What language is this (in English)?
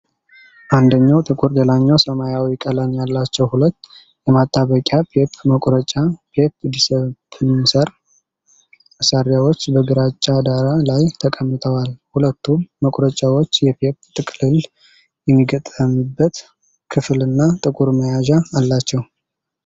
Amharic